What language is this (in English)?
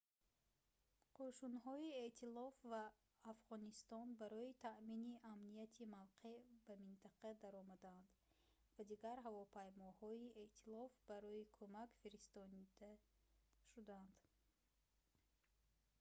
Tajik